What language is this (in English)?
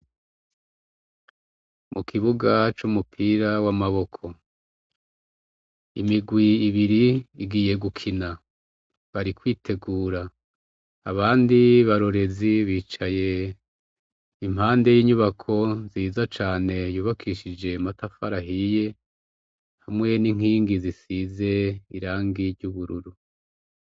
Rundi